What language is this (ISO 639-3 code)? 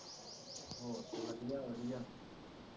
pan